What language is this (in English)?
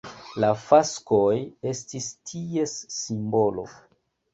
Esperanto